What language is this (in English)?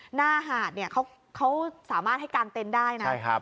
Thai